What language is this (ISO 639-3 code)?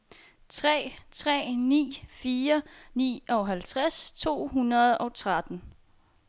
dan